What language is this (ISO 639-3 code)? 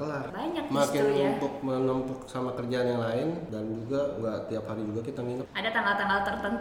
ind